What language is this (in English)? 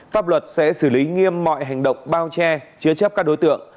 Vietnamese